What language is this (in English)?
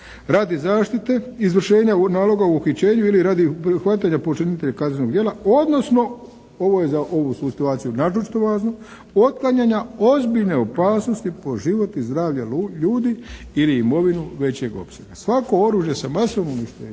Croatian